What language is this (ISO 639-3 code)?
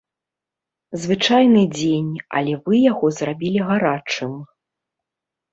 bel